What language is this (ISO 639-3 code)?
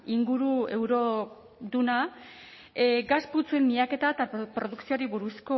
eus